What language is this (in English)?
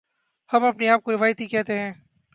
Urdu